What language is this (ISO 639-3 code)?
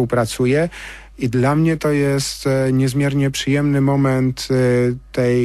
pol